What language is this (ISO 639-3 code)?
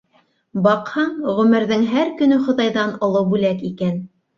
bak